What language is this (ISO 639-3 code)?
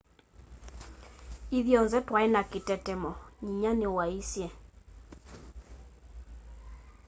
kam